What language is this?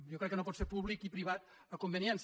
Catalan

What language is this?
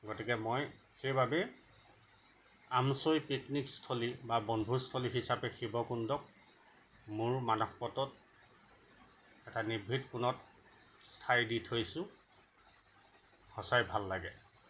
Assamese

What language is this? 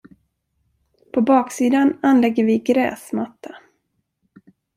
Swedish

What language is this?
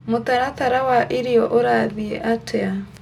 Kikuyu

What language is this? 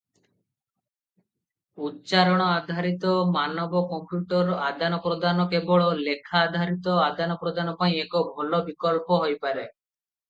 Odia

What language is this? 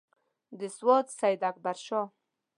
Pashto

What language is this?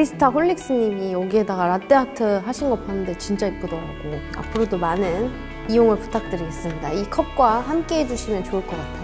Korean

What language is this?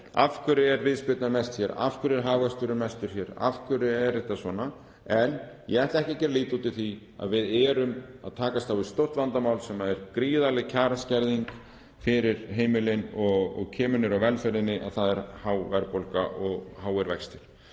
Icelandic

